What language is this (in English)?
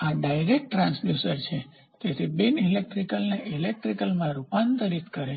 Gujarati